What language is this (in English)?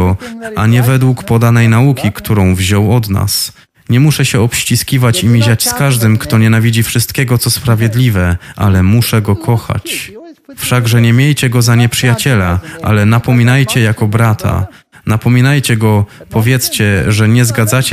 Polish